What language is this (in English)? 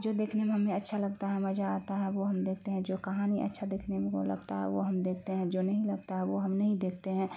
Urdu